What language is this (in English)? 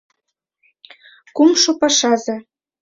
Mari